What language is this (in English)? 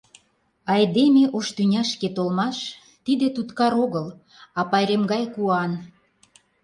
Mari